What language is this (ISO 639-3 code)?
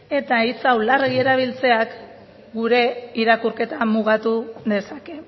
eus